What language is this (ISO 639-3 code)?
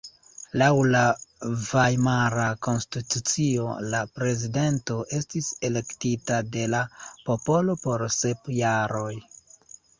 epo